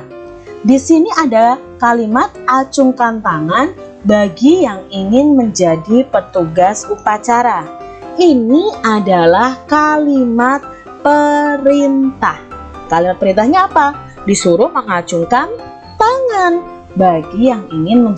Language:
Indonesian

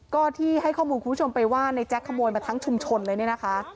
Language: Thai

